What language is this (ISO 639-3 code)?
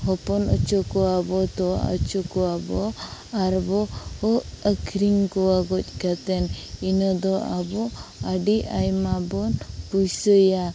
sat